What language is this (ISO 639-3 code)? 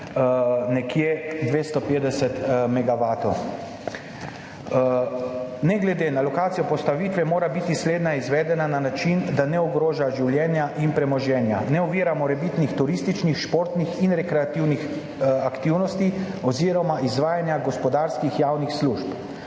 slv